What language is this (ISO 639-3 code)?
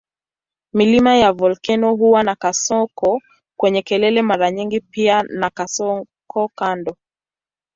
swa